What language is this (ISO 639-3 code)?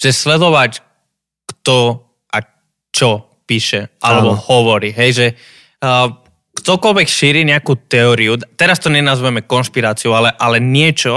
slk